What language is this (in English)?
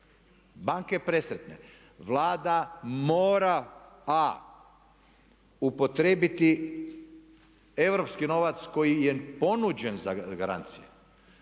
Croatian